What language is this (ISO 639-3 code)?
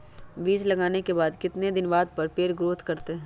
mag